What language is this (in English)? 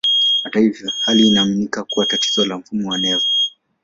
Swahili